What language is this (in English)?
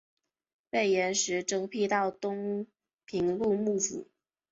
Chinese